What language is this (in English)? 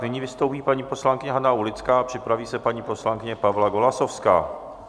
Czech